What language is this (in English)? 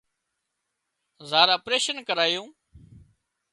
Wadiyara Koli